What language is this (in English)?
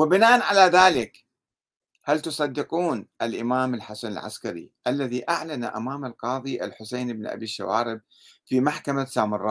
Arabic